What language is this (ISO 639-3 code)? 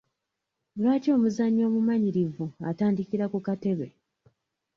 lug